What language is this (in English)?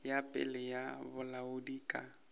Northern Sotho